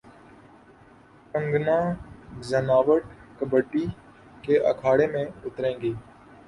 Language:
Urdu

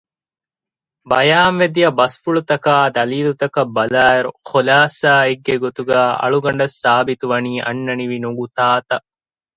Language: Divehi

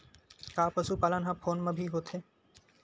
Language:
Chhattisgarhi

